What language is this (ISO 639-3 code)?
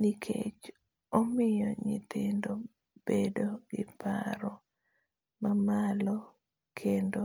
luo